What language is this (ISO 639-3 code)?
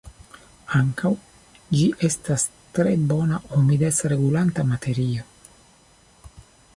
epo